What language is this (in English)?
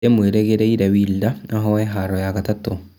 Kikuyu